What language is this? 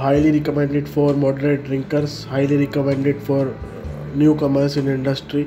Hindi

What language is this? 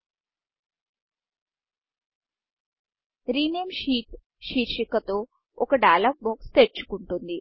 Telugu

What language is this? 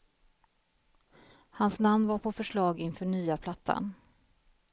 Swedish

